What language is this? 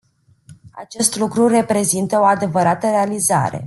Romanian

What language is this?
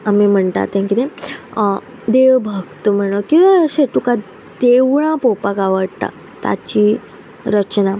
Konkani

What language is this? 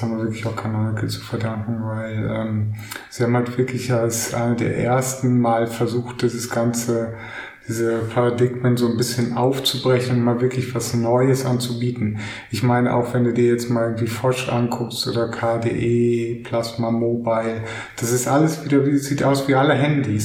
German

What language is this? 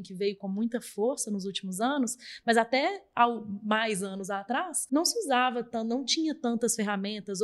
Portuguese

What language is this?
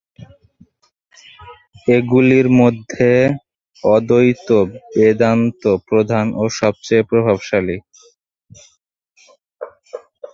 Bangla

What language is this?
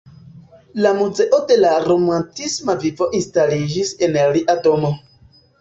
Esperanto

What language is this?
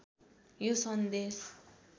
Nepali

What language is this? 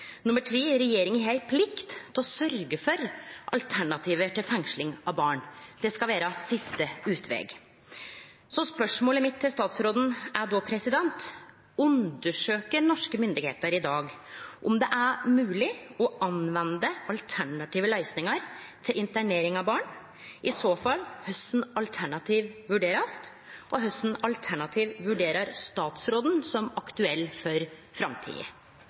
Norwegian Nynorsk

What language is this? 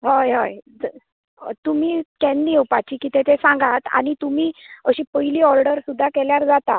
Konkani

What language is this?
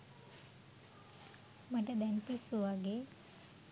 Sinhala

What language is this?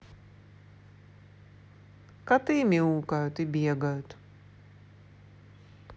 Russian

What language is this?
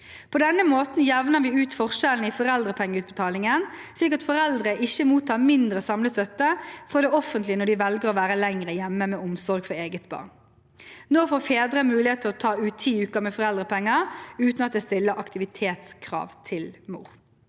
Norwegian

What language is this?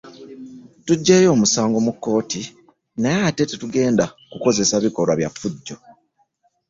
Ganda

